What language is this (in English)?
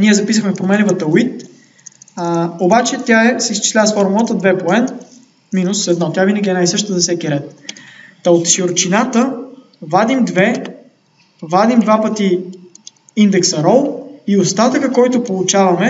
Bulgarian